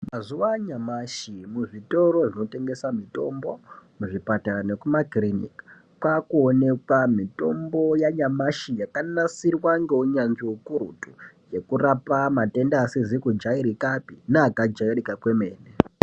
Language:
Ndau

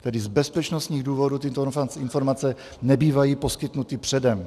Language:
Czech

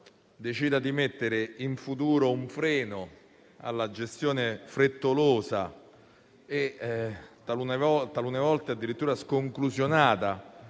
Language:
Italian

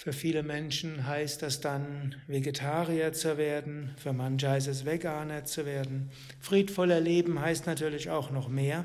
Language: German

